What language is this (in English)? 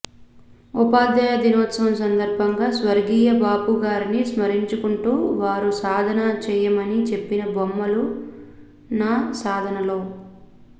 Telugu